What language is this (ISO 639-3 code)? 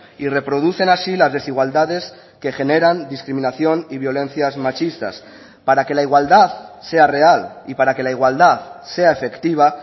spa